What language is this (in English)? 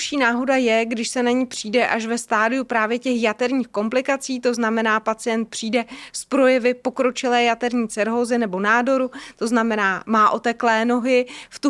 Czech